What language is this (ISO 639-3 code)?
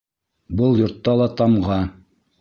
bak